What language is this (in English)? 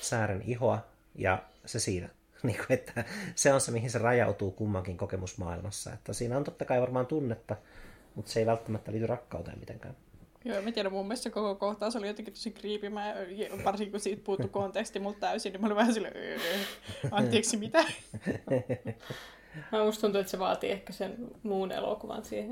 Finnish